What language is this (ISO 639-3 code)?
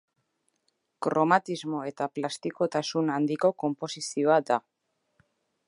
eus